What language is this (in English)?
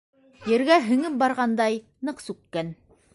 Bashkir